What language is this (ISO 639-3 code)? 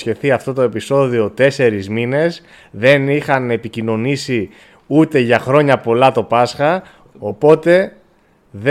ell